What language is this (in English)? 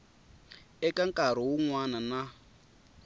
Tsonga